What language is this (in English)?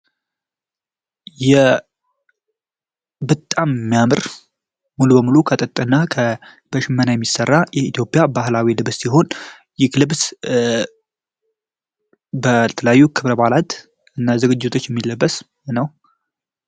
Amharic